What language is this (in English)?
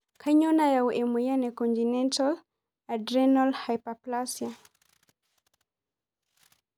Masai